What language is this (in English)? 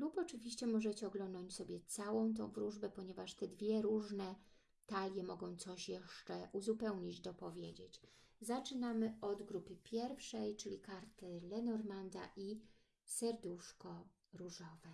Polish